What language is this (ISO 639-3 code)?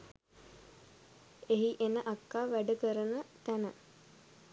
sin